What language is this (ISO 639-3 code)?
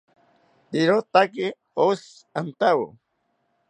cpy